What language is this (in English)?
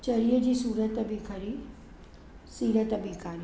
Sindhi